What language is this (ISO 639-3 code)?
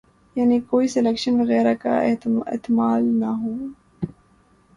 urd